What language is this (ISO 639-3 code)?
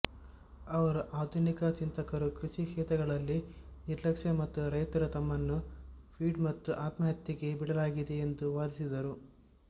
kan